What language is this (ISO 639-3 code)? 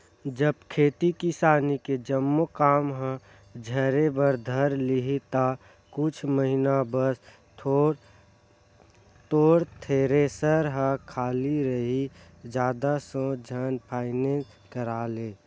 hne